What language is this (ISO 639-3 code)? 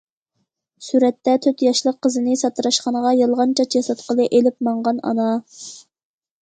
uig